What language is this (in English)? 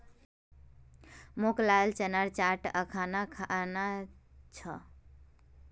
Magahi